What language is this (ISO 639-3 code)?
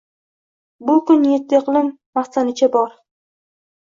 uzb